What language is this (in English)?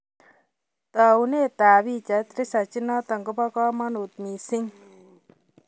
Kalenjin